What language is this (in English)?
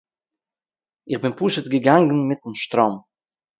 Yiddish